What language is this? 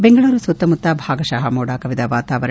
Kannada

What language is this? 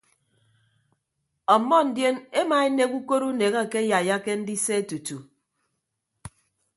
Ibibio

